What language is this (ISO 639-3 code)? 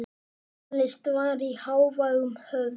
isl